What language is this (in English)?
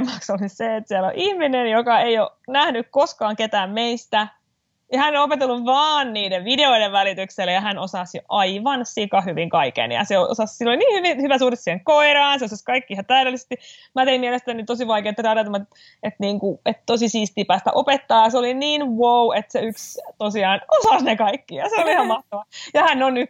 Finnish